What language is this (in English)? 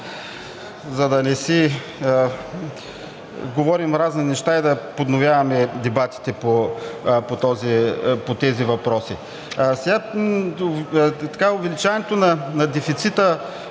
Bulgarian